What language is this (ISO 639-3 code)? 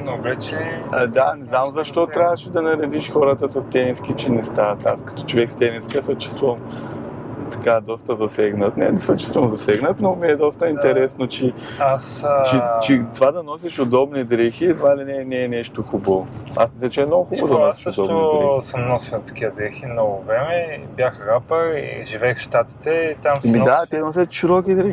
bul